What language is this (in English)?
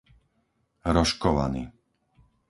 Slovak